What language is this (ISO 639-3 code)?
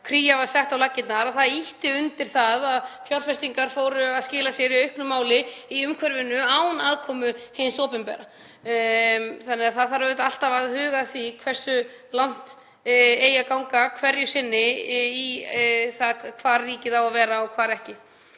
isl